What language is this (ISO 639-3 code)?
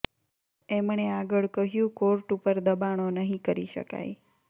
guj